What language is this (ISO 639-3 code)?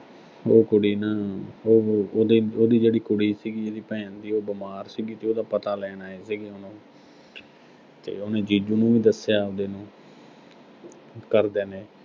pan